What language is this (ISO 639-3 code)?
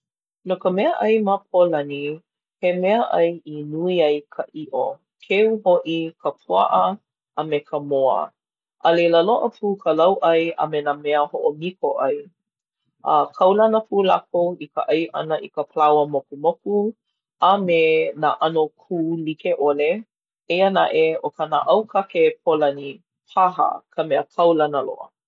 haw